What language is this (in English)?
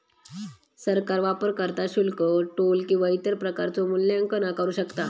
Marathi